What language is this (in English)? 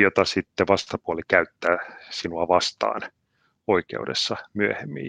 Finnish